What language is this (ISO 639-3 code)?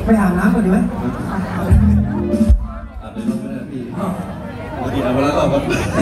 tha